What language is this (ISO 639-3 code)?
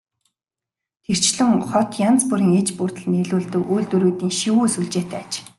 mon